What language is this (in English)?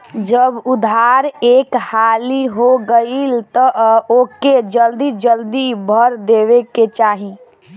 Bhojpuri